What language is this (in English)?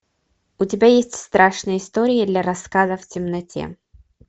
Russian